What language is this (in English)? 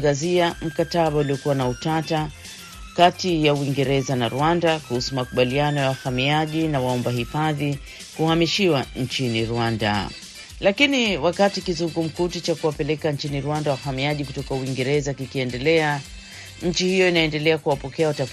Swahili